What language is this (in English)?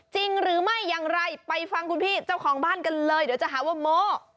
Thai